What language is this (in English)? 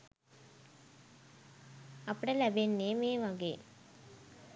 Sinhala